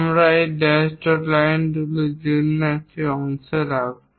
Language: Bangla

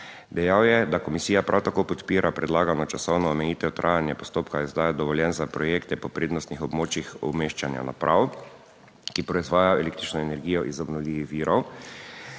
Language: Slovenian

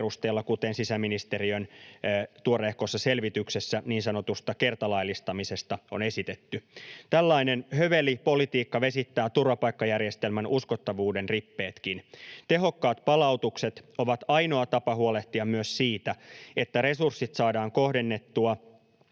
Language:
Finnish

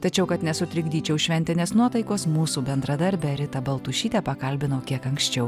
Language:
Lithuanian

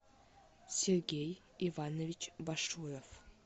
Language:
Russian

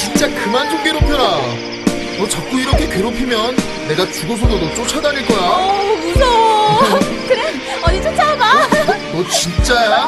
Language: Korean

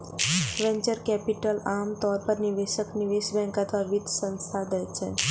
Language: Maithili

